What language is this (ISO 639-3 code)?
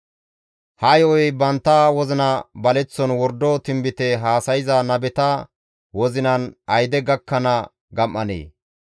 gmv